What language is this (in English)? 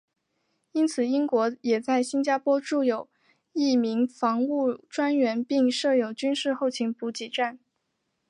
Chinese